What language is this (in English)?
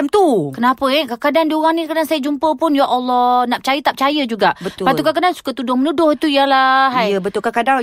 Malay